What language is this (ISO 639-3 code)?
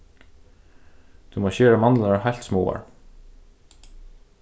fao